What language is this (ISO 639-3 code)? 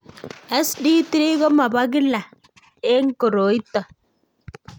kln